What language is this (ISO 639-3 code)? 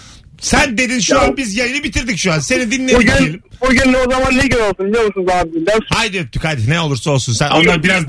tur